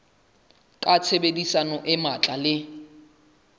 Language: Southern Sotho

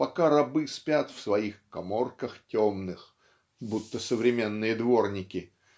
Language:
Russian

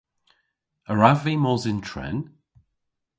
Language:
Cornish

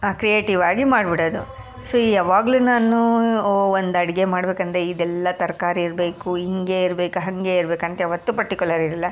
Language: Kannada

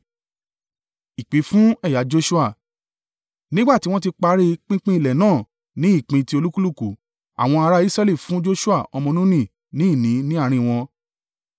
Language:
Yoruba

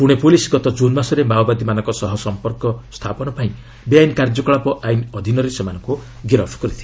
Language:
Odia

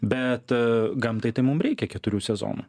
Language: Lithuanian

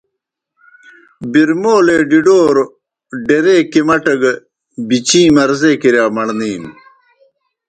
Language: Kohistani Shina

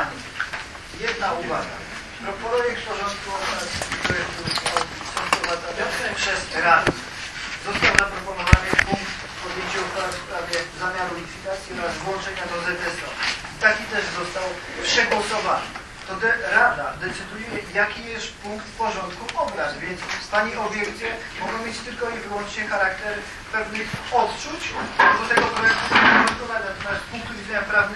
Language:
Polish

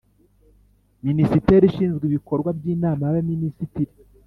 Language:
Kinyarwanda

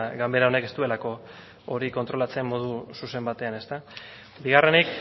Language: Basque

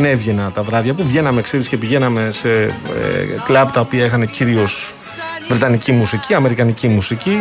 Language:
Greek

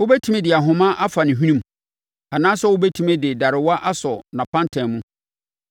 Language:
Akan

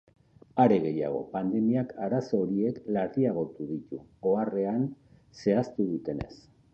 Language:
Basque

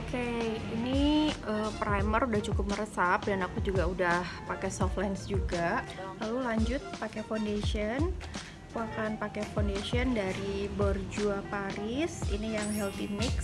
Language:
Indonesian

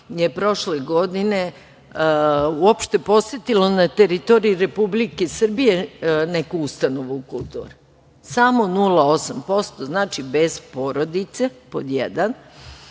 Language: Serbian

